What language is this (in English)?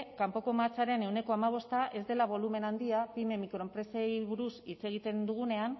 Basque